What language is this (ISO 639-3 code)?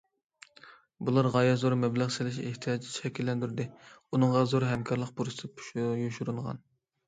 uig